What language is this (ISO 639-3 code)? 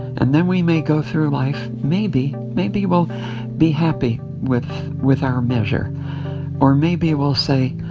eng